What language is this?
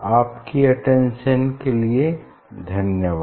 Hindi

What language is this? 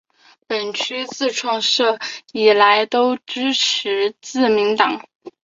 Chinese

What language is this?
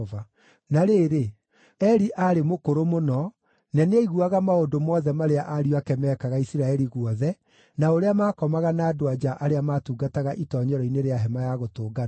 Kikuyu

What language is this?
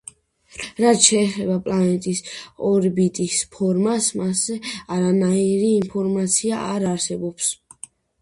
Georgian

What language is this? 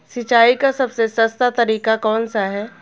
Hindi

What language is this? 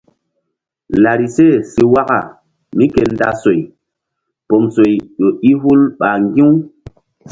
Mbum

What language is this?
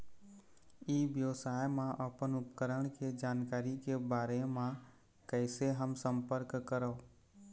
Chhattisgarhi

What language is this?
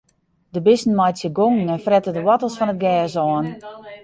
Western Frisian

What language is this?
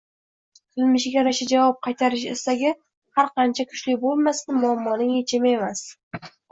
Uzbek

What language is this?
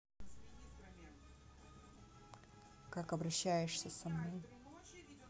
Russian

